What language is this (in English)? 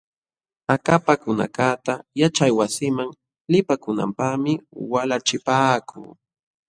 Jauja Wanca Quechua